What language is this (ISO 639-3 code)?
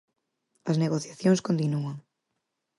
glg